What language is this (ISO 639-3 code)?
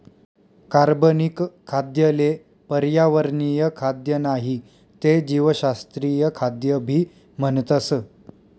mar